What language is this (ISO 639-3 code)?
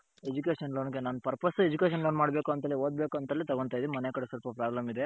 kan